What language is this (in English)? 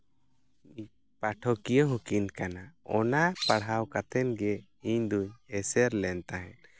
Santali